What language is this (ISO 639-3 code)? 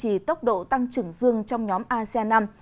vie